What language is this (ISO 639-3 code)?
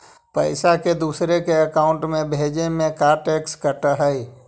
mag